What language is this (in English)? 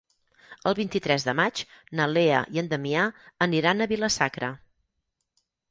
Catalan